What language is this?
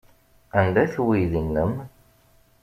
Kabyle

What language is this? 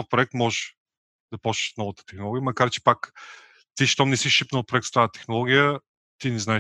Bulgarian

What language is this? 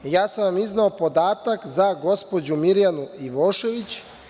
Serbian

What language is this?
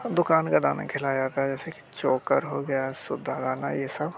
Hindi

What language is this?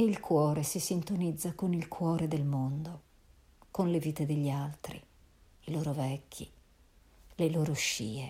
Italian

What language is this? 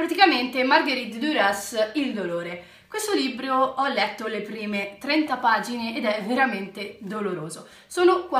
Italian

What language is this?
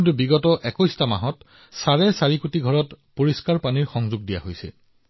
Assamese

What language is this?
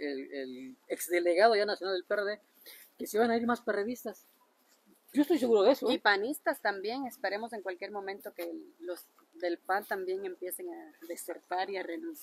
Spanish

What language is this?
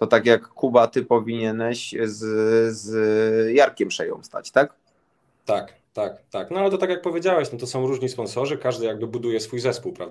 Polish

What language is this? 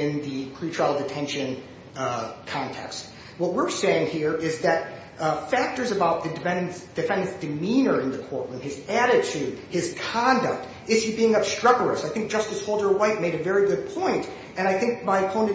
English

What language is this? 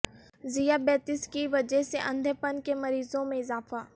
Urdu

